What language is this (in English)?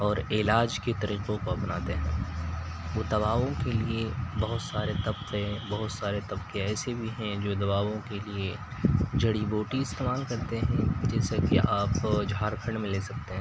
Urdu